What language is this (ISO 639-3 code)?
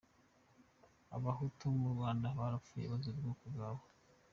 kin